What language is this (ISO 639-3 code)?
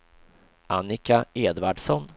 swe